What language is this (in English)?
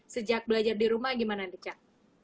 Indonesian